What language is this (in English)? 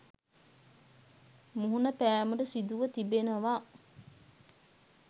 Sinhala